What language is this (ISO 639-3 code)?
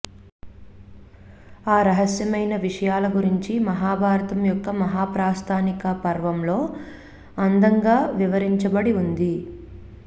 tel